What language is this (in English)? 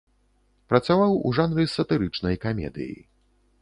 Belarusian